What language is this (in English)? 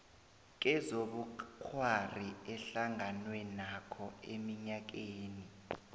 South Ndebele